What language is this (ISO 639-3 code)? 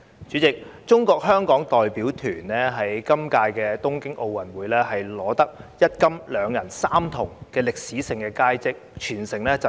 yue